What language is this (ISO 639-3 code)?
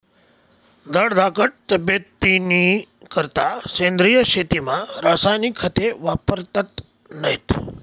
mar